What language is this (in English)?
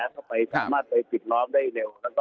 Thai